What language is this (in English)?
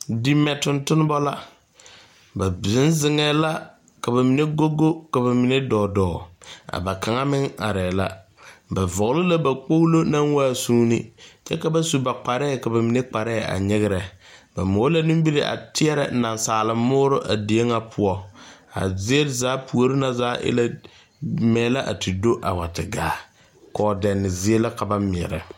Southern Dagaare